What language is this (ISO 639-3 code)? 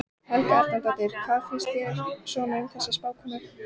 isl